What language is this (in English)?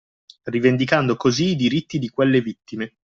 Italian